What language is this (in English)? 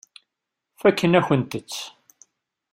Kabyle